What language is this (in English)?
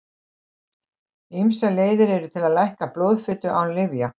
Icelandic